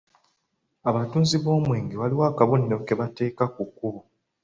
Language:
Ganda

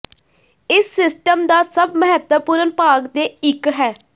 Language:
Punjabi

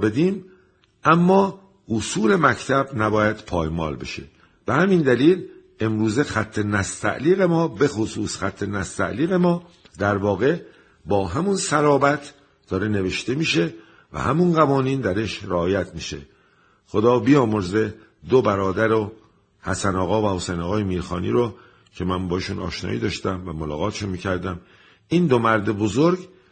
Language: Persian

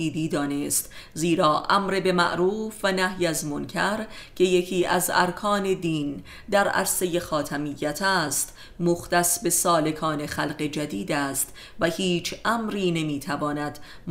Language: Persian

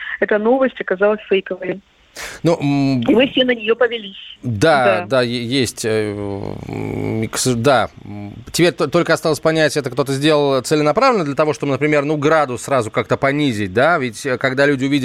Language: Russian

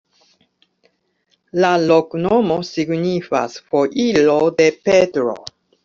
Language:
Esperanto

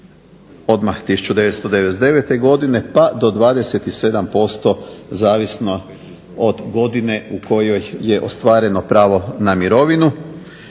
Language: Croatian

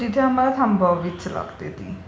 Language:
Marathi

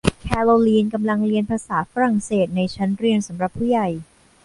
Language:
Thai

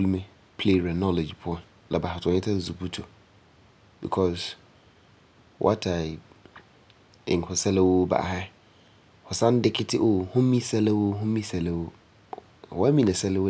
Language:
Frafra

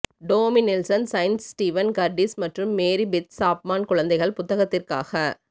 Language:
Tamil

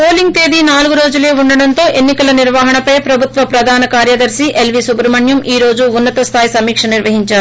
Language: Telugu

